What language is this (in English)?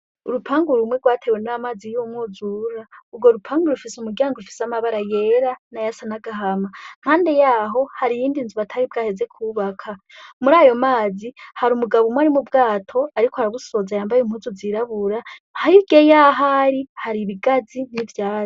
Rundi